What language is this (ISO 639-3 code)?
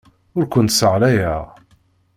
kab